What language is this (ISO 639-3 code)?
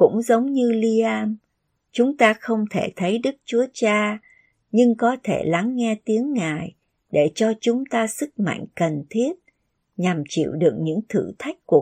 vie